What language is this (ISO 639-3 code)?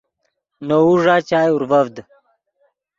ydg